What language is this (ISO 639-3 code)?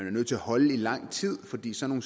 dan